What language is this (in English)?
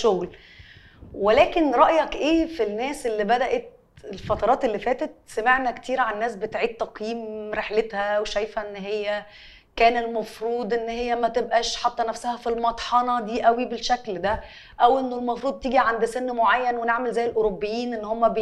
Arabic